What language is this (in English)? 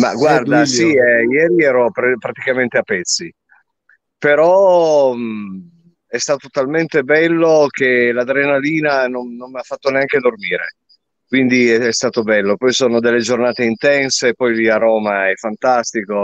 Italian